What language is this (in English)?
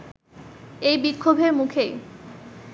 Bangla